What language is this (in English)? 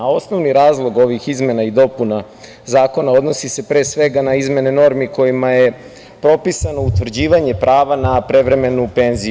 Serbian